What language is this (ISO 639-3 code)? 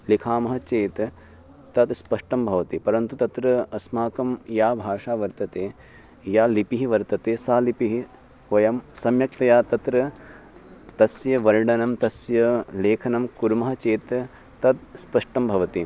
san